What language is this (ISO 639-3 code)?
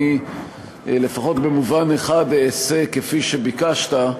heb